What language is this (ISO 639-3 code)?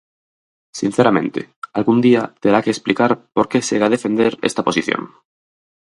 glg